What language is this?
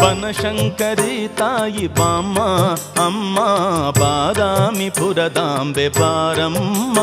Kannada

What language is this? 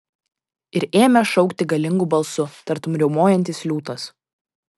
Lithuanian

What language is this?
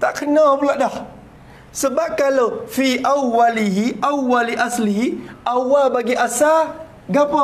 Malay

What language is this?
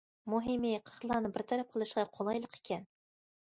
Uyghur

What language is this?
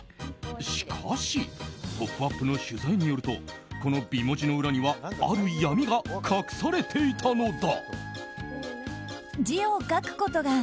Japanese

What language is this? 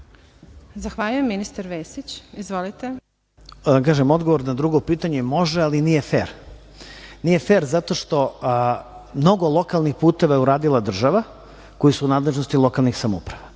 Serbian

